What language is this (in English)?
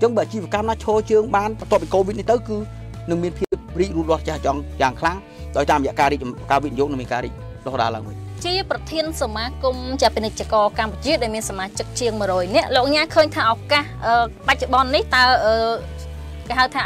Vietnamese